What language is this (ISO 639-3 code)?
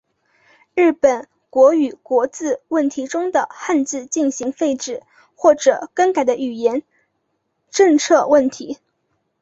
zho